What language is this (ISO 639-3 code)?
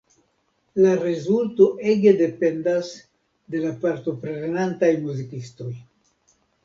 epo